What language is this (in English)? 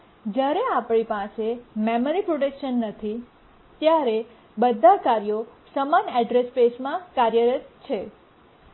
Gujarati